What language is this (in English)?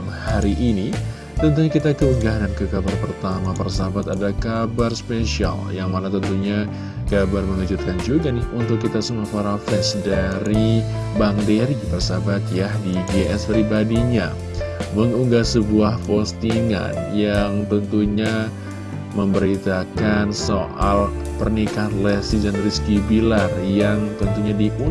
Indonesian